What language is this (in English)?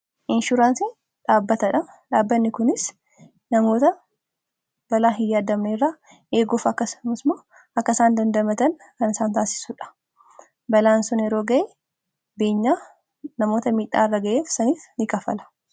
Oromo